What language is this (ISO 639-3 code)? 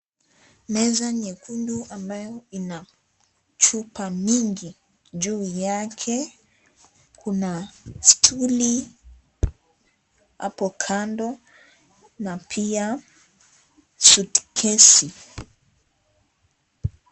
swa